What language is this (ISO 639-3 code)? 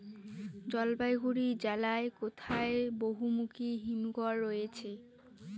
ben